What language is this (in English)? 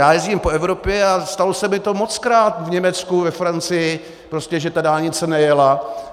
Czech